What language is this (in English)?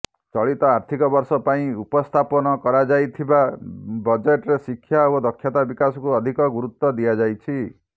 Odia